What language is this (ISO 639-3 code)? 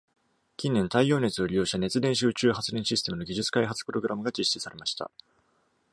jpn